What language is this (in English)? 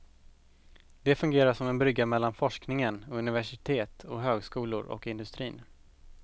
Swedish